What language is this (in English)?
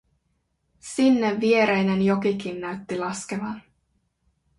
Finnish